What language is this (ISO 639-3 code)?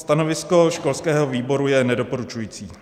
ces